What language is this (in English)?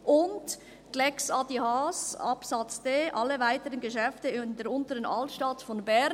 Swiss German